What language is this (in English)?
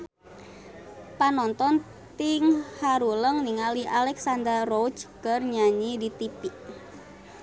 Sundanese